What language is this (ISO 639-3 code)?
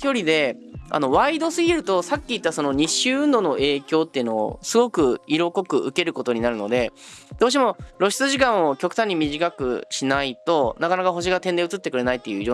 jpn